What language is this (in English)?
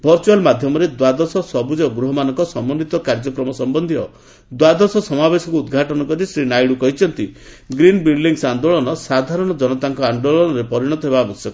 Odia